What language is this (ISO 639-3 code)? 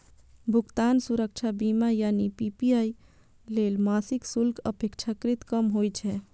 mai